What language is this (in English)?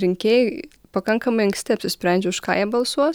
Lithuanian